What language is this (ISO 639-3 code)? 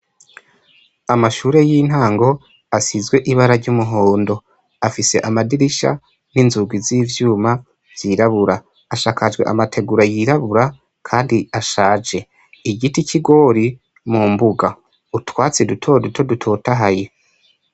run